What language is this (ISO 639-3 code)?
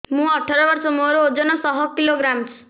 ori